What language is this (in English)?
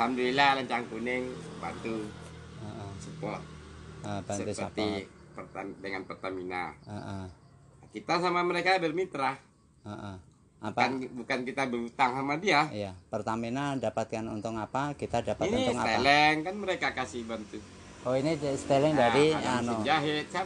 Indonesian